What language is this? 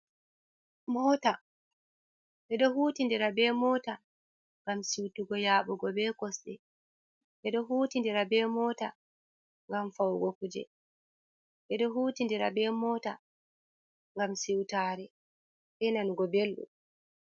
Fula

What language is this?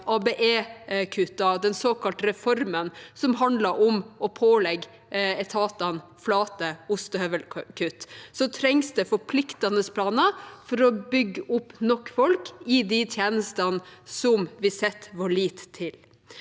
Norwegian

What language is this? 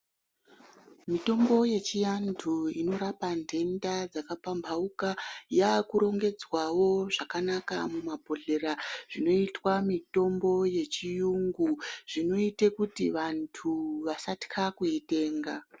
Ndau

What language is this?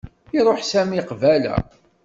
Kabyle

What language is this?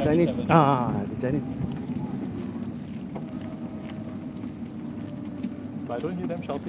Malay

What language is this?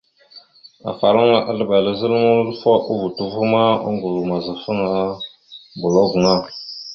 Mada (Cameroon)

